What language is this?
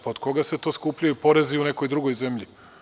Serbian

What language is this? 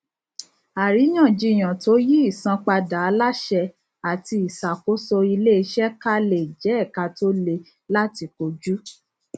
Yoruba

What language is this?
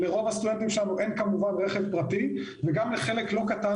Hebrew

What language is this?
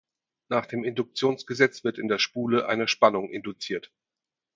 German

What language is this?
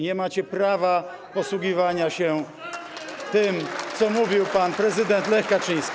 Polish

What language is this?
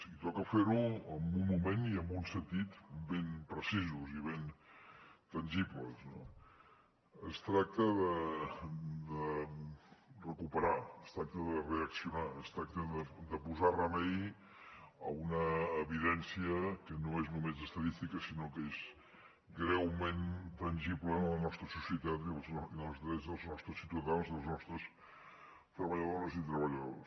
Catalan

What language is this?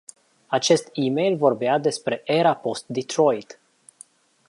Romanian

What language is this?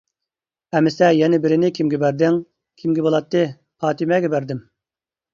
Uyghur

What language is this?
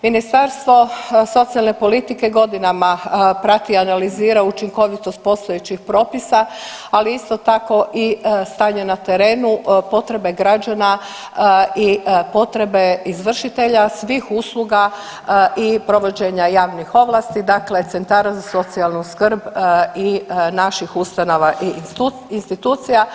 Croatian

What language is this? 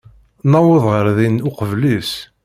Kabyle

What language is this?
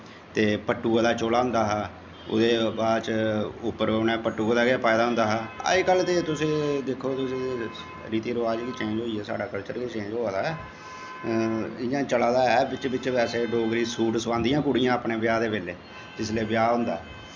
Dogri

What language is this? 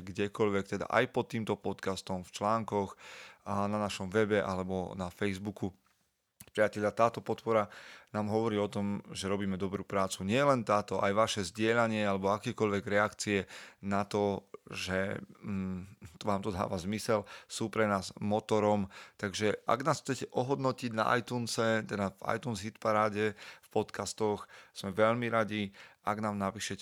Slovak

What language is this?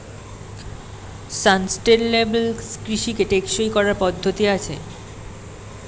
Bangla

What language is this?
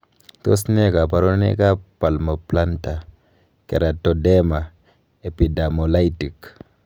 Kalenjin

